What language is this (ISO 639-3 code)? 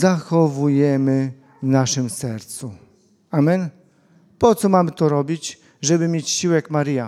pol